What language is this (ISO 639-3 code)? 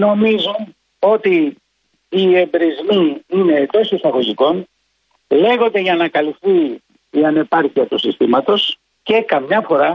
ell